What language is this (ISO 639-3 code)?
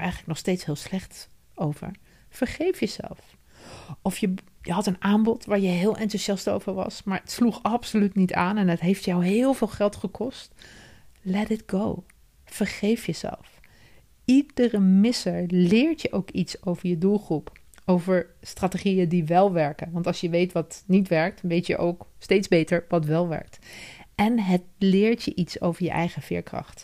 nld